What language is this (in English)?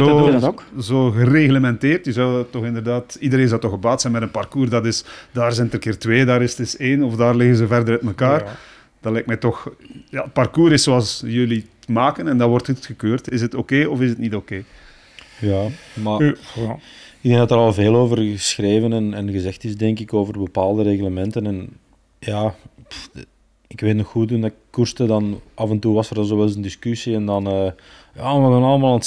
Dutch